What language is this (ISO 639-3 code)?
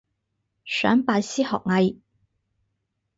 yue